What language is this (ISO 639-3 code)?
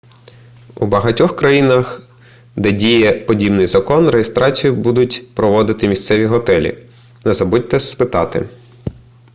ukr